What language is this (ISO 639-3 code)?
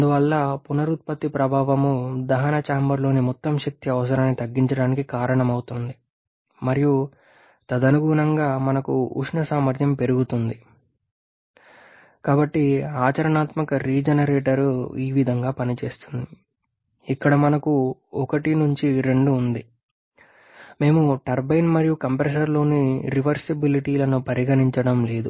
tel